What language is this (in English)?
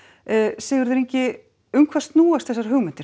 Icelandic